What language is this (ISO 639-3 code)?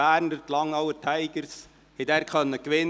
gsw